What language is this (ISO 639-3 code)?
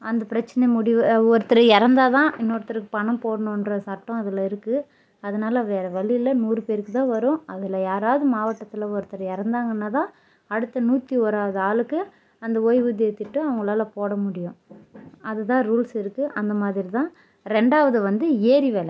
tam